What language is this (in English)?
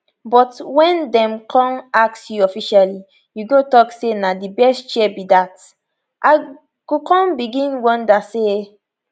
Nigerian Pidgin